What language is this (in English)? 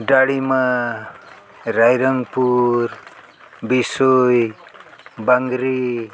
Santali